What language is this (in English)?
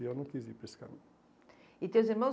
Portuguese